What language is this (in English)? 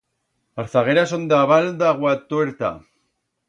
Aragonese